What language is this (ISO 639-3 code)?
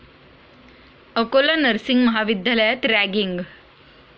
mar